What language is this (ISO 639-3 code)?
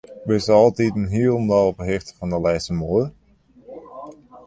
fry